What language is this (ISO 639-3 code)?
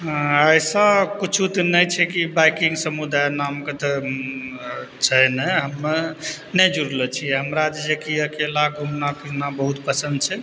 mai